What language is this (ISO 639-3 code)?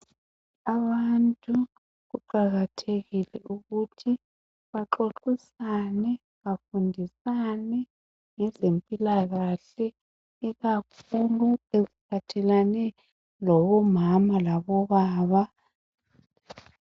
nde